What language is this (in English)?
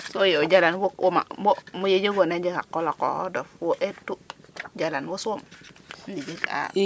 Serer